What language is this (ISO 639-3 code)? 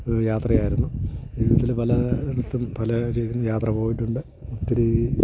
mal